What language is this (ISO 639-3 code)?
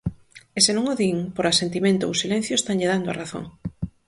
glg